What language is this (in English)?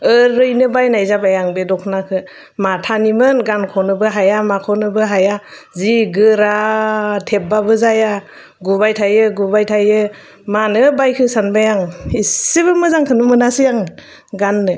Bodo